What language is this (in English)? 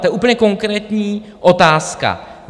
Czech